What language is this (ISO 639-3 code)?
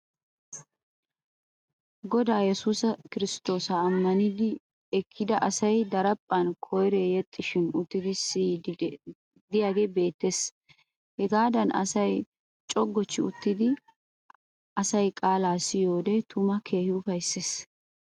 wal